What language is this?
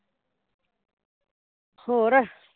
Punjabi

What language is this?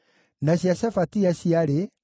Kikuyu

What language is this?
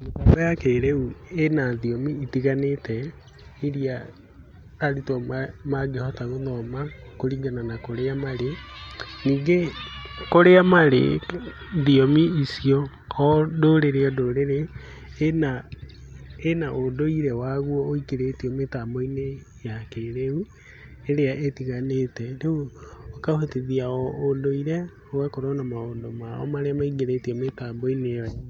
Kikuyu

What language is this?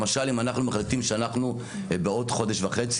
Hebrew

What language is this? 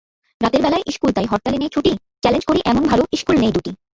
Bangla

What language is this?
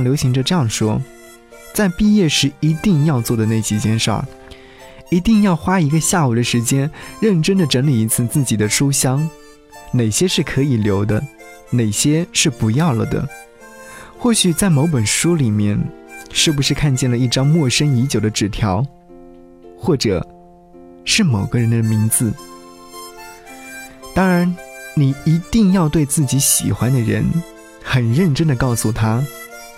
Chinese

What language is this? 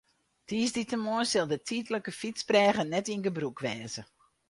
Western Frisian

